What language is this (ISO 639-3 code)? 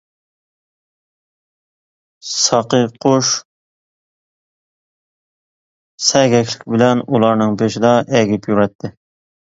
uig